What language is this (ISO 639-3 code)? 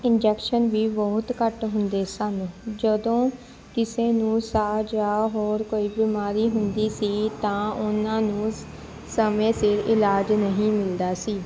pan